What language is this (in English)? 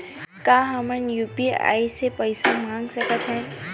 Chhattisgarhi